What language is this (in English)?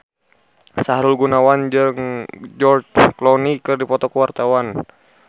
Sundanese